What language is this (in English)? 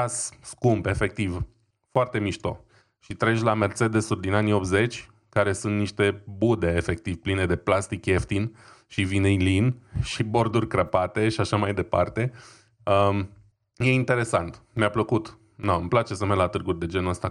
Romanian